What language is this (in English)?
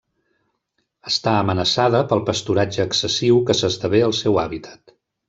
Catalan